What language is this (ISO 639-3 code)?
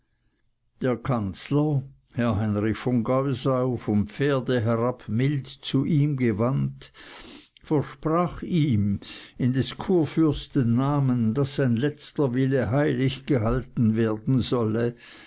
deu